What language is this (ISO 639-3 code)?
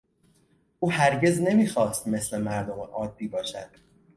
fas